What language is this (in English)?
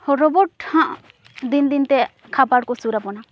Santali